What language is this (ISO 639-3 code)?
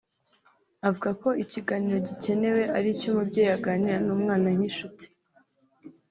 kin